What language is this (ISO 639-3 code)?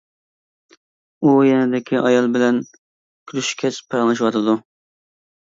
uig